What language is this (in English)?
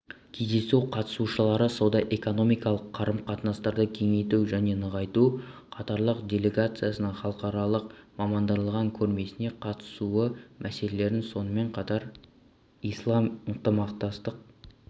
Kazakh